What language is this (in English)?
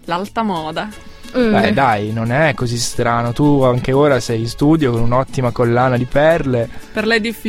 Italian